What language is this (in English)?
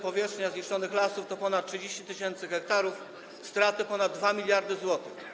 Polish